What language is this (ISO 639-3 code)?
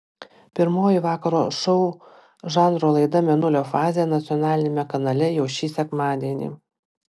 lit